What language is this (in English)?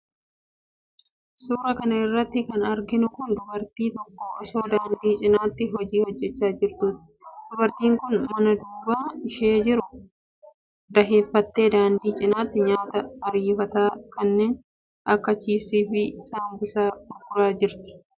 Oromo